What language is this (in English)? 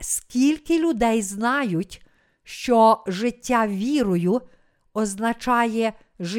Ukrainian